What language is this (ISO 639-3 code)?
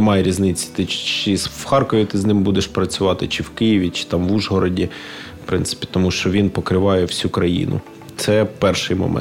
ukr